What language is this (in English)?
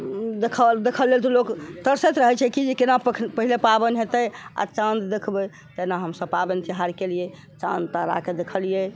Maithili